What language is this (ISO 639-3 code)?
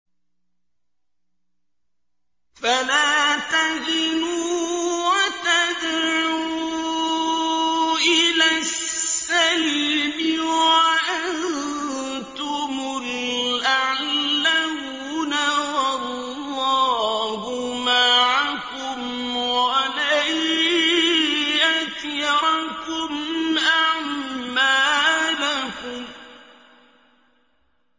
ara